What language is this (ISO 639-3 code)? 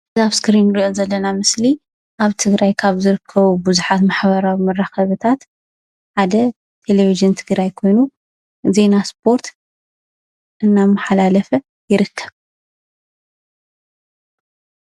tir